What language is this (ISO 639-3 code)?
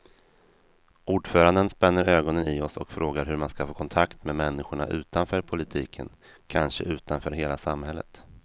swe